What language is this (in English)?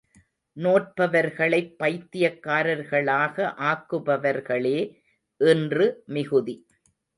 Tamil